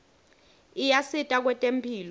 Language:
Swati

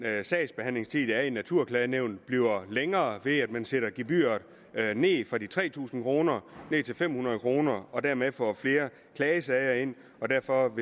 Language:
Danish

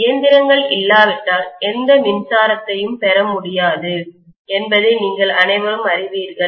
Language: Tamil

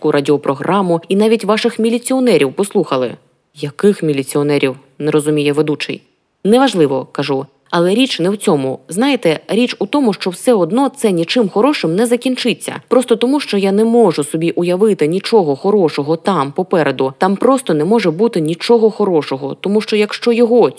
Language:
Ukrainian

